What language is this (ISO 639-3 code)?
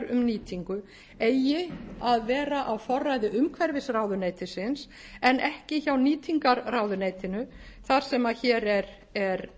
isl